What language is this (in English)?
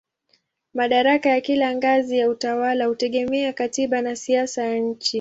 Swahili